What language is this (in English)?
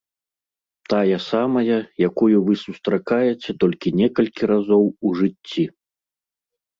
Belarusian